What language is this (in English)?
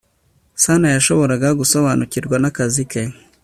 Kinyarwanda